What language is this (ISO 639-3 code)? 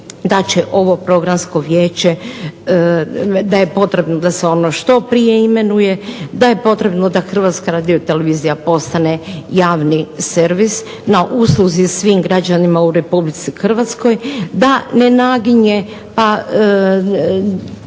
hrv